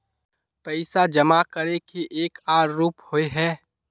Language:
Magahi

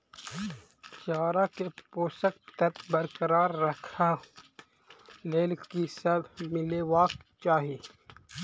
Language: Maithili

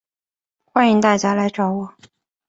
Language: Chinese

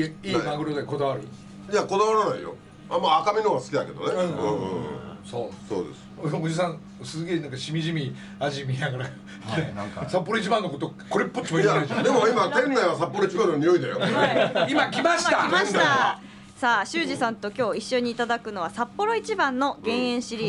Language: Japanese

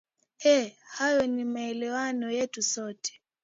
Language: Swahili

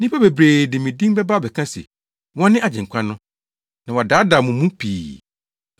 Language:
Akan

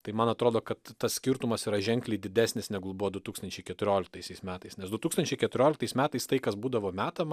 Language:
Lithuanian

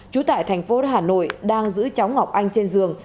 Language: Vietnamese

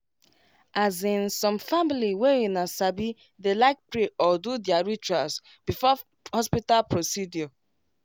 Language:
Nigerian Pidgin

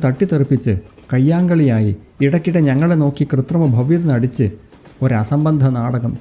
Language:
Malayalam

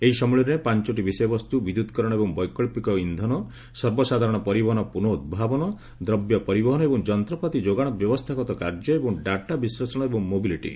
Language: Odia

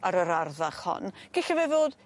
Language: Welsh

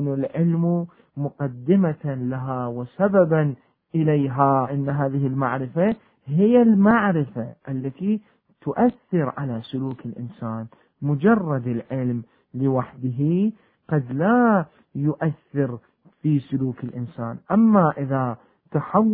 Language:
Arabic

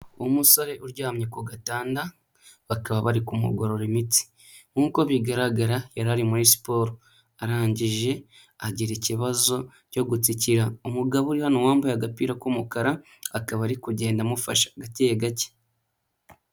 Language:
Kinyarwanda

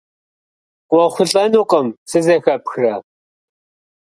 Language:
Kabardian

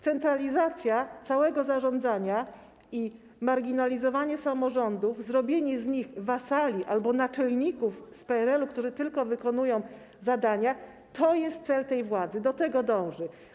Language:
Polish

